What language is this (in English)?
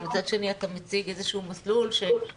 Hebrew